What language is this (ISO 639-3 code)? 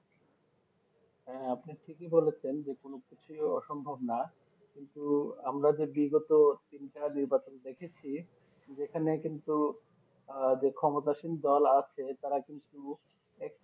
ben